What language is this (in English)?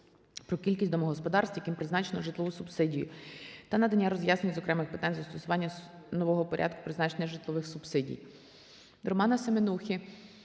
Ukrainian